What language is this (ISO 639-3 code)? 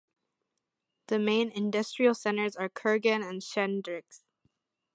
eng